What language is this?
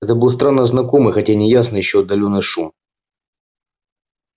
Russian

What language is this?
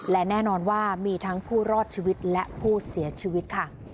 Thai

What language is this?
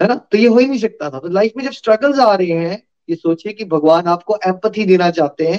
Hindi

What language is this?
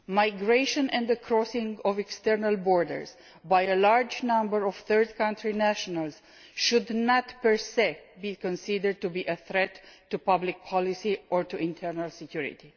English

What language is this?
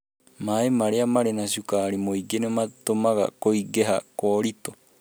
Kikuyu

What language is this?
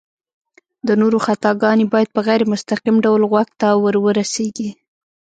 Pashto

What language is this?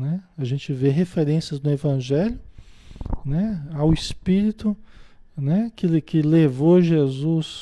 Portuguese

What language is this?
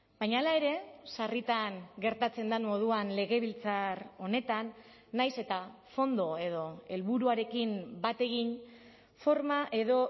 Basque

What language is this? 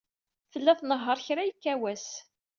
Kabyle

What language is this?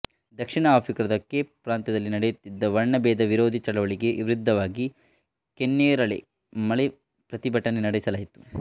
Kannada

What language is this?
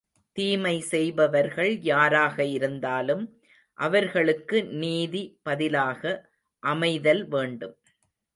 Tamil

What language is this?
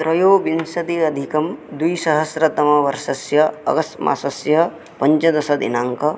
Sanskrit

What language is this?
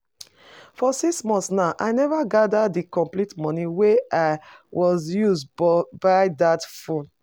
Nigerian Pidgin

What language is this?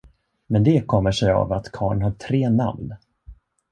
Swedish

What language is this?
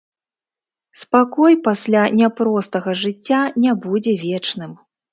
Belarusian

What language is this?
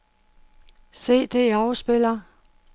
Danish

